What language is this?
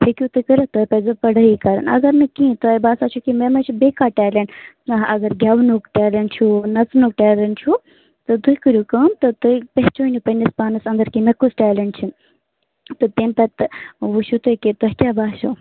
Kashmiri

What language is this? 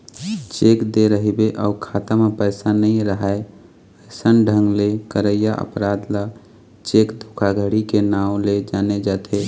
Chhattisgarhi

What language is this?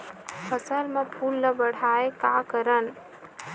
Chhattisgarhi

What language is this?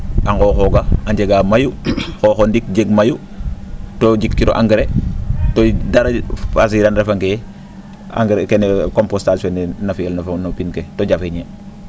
Serer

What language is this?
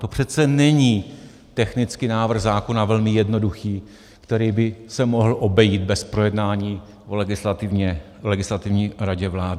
Czech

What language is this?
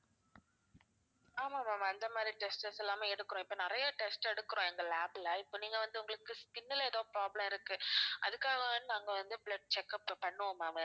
Tamil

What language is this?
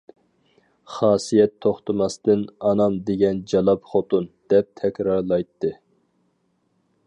Uyghur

